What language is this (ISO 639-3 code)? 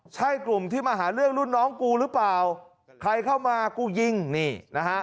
tha